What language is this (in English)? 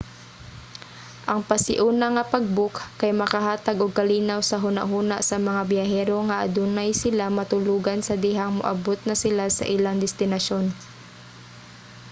Cebuano